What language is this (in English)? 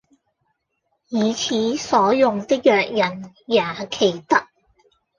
Cantonese